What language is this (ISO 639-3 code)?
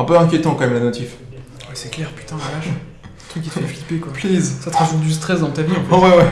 fra